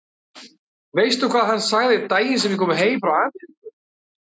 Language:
Icelandic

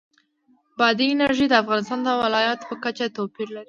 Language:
Pashto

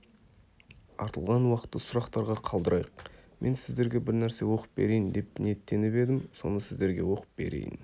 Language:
Kazakh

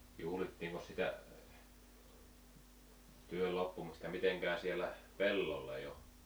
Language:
Finnish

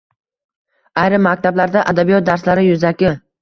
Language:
Uzbek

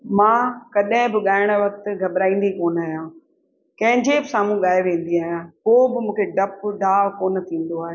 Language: Sindhi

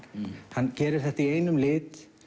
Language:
Icelandic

